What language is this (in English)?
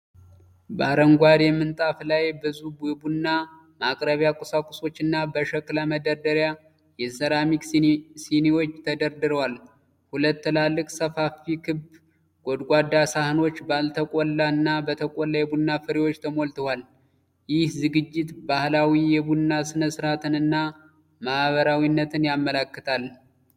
Amharic